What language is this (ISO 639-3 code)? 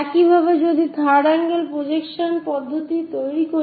ben